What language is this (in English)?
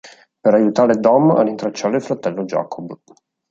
Italian